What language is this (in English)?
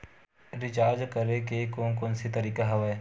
Chhattisgarhi